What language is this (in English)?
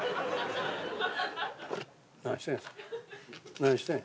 Japanese